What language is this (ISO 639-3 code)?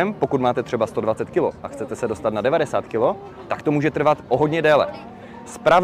ces